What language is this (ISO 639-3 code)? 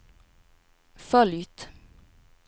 swe